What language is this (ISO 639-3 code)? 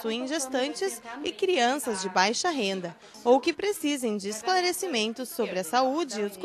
por